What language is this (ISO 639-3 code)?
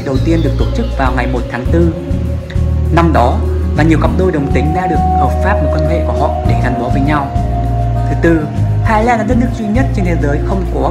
vie